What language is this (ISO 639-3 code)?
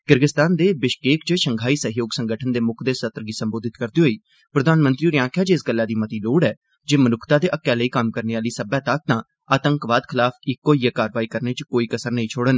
doi